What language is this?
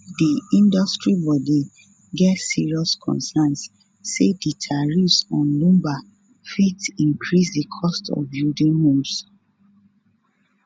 Nigerian Pidgin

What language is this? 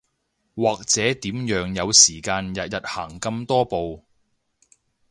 Cantonese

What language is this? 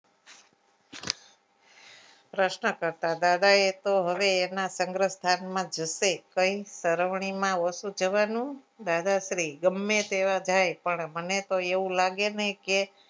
Gujarati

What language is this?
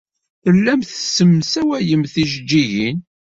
Kabyle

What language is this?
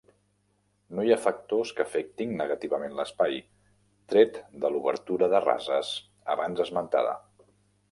Catalan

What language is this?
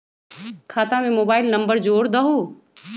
Magahi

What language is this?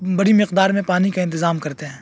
Urdu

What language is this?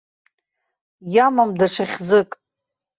Abkhazian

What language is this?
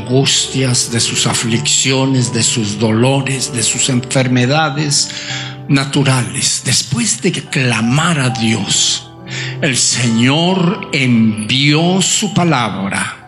Spanish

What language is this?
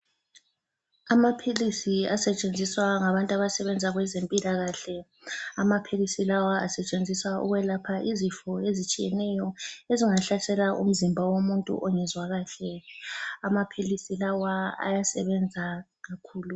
North Ndebele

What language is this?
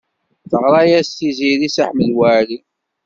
Kabyle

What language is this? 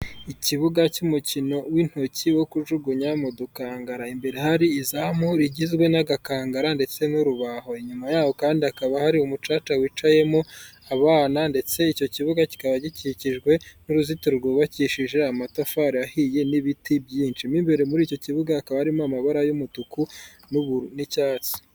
Kinyarwanda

